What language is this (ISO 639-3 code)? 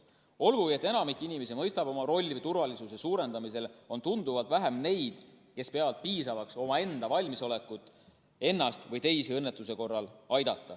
est